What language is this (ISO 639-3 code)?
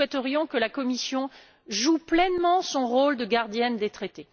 fra